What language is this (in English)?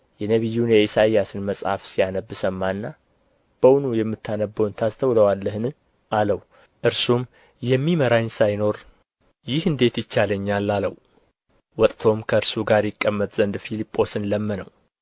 Amharic